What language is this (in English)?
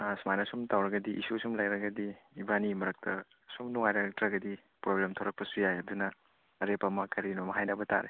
Manipuri